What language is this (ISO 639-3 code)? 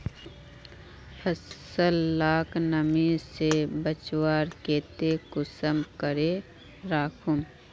mag